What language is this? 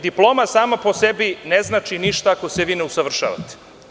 Serbian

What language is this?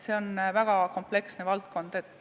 Estonian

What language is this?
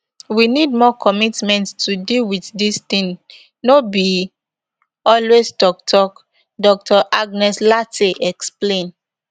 Nigerian Pidgin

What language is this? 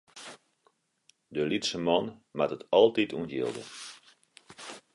Western Frisian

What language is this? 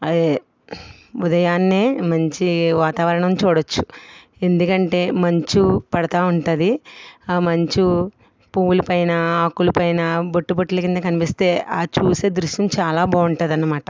Telugu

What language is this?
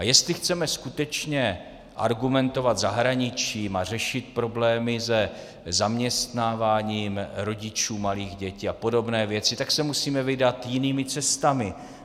Czech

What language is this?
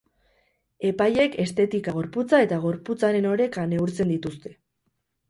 Basque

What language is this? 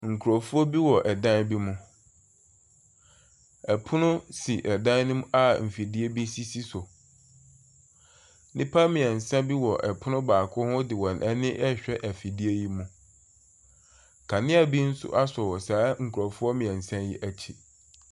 Akan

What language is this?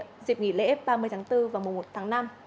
Vietnamese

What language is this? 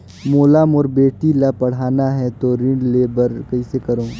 Chhattisgarhi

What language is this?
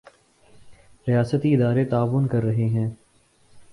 Urdu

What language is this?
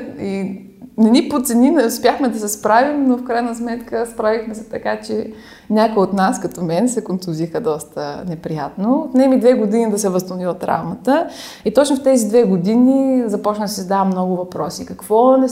Bulgarian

